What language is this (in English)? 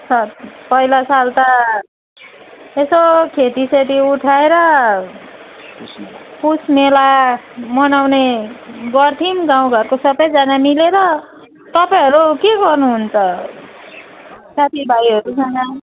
Nepali